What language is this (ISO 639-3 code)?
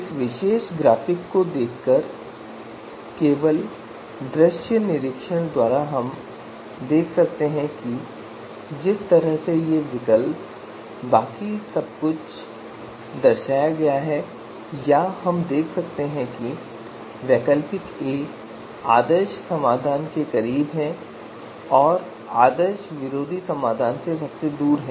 hin